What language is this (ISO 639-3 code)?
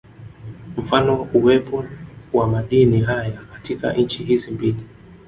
swa